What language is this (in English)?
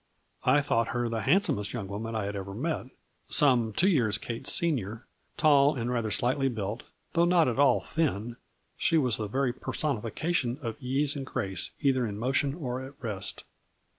English